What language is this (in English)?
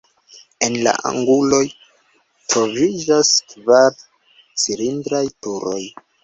Esperanto